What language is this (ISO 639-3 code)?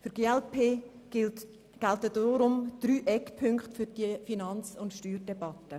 gsw